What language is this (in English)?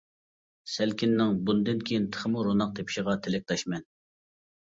Uyghur